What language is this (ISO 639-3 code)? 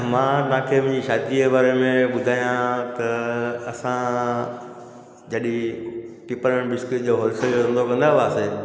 snd